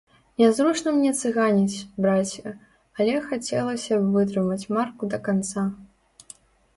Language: Belarusian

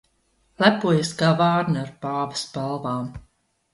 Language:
Latvian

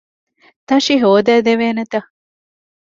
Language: Divehi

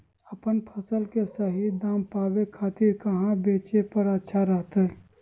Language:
Magahi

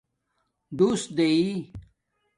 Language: Domaaki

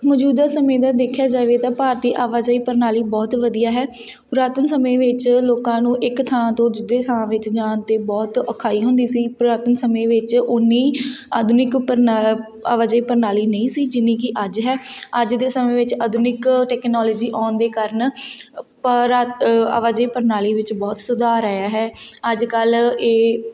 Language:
Punjabi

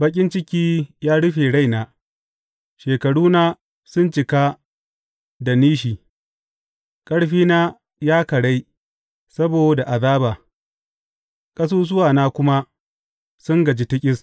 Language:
Hausa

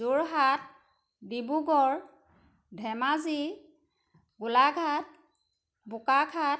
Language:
Assamese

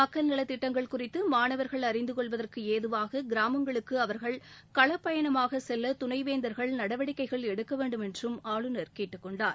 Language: Tamil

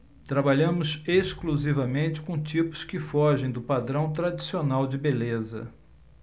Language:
Portuguese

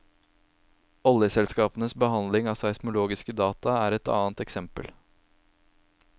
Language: Norwegian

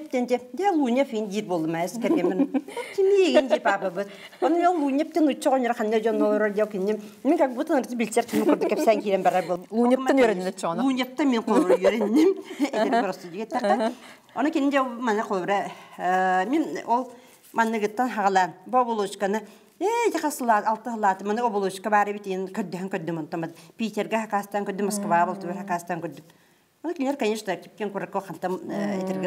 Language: Arabic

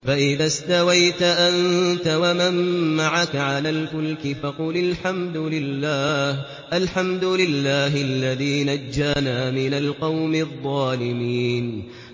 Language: Arabic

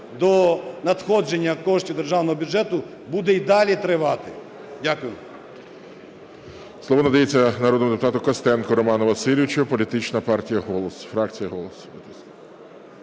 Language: Ukrainian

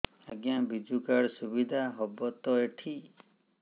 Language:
Odia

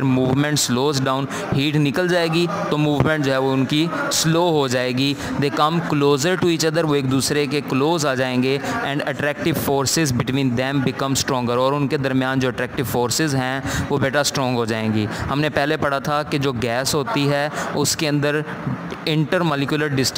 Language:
Hindi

